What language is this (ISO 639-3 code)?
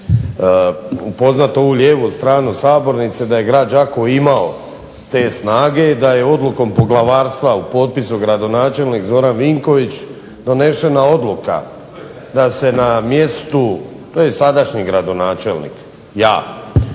hrv